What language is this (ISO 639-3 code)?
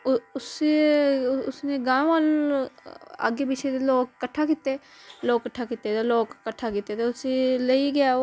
doi